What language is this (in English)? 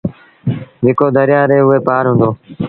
Sindhi Bhil